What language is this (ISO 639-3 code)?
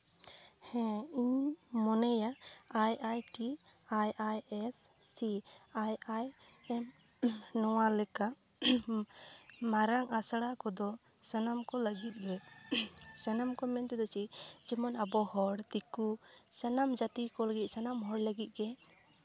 sat